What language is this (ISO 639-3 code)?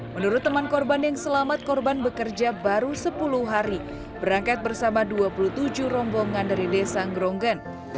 ind